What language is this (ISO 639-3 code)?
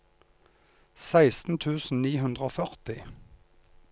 nor